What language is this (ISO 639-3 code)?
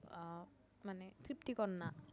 ben